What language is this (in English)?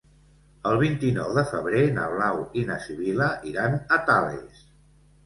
Catalan